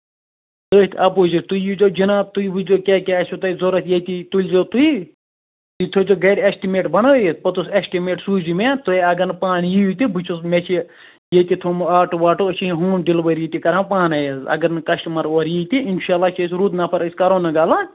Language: Kashmiri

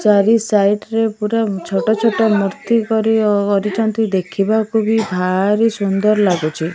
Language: Odia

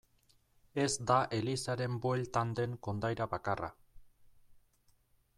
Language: Basque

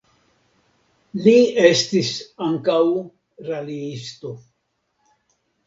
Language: Esperanto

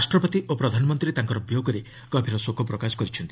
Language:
Odia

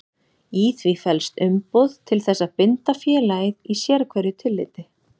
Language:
Icelandic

